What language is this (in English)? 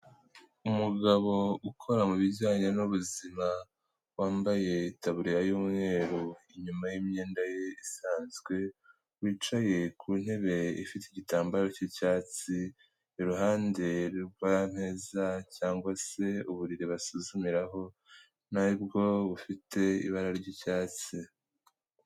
Kinyarwanda